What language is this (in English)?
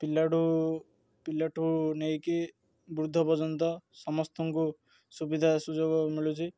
Odia